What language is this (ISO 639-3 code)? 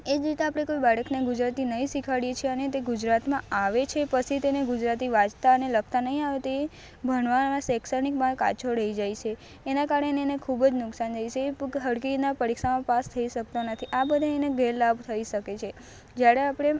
guj